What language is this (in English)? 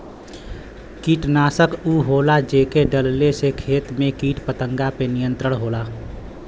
Bhojpuri